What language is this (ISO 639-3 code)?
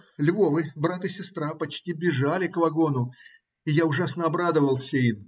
rus